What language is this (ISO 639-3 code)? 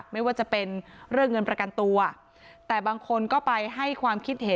tha